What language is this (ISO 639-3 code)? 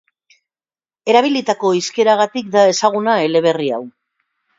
eus